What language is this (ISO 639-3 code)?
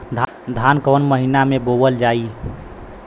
bho